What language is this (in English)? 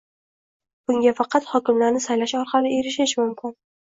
Uzbek